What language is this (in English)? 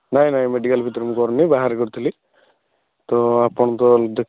Odia